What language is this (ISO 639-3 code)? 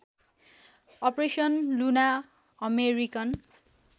nep